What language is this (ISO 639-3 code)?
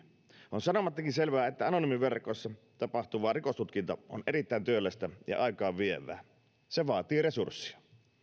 fin